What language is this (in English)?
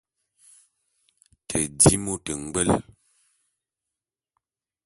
Bulu